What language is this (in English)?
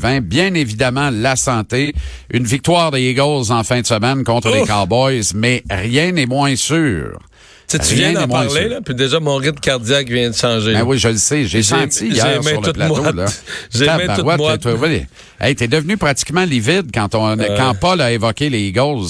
French